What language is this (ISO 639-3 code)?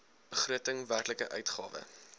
afr